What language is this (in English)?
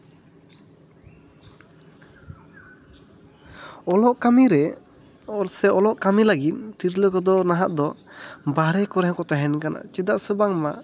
Santali